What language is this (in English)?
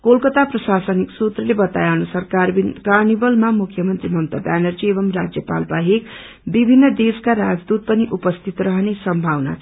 Nepali